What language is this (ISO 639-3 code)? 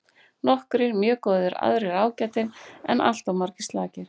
isl